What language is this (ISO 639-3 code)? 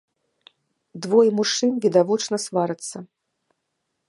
bel